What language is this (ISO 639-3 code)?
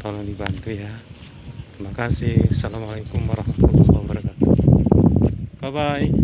ind